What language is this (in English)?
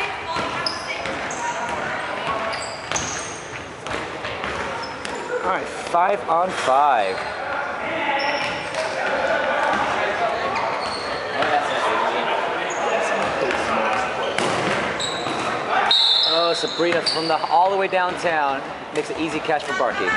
English